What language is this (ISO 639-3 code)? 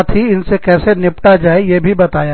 hin